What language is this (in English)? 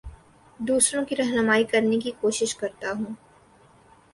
Urdu